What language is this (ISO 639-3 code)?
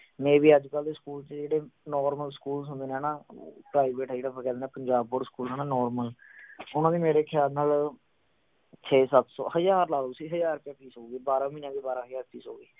pan